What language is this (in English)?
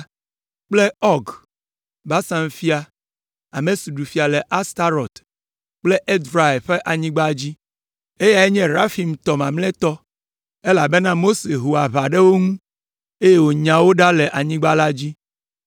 Ewe